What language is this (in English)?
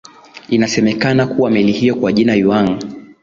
Swahili